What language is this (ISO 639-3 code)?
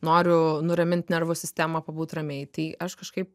lit